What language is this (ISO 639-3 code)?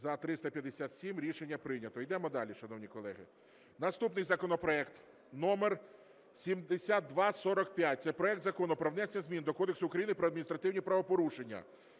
ukr